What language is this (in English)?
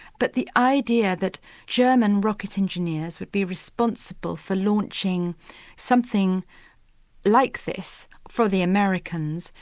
English